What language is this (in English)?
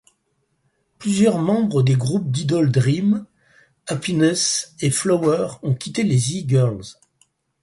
French